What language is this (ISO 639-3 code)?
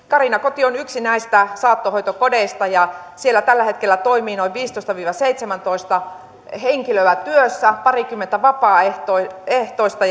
fin